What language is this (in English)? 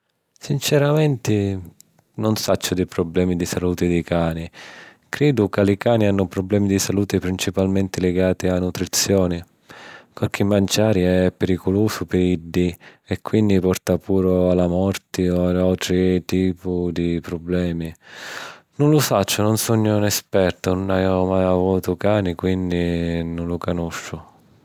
Sicilian